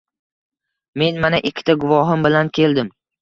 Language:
Uzbek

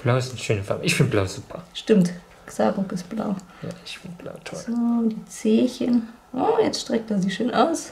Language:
German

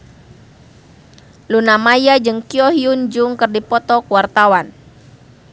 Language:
Sundanese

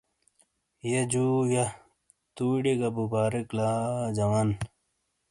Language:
Shina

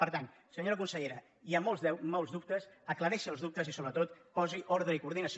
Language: Catalan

